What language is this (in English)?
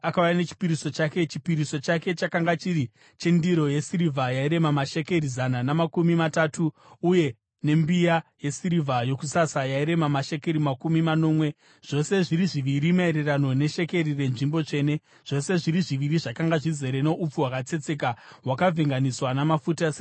Shona